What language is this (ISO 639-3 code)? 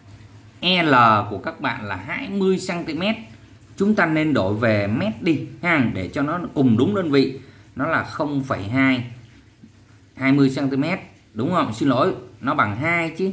vie